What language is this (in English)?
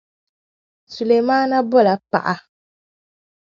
Dagbani